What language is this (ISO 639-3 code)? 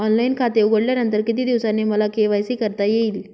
mar